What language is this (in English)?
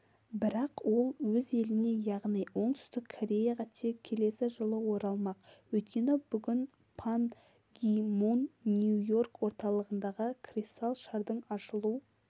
Kazakh